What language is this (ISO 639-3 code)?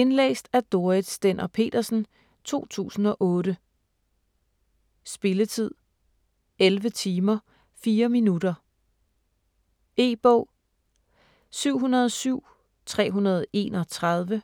dan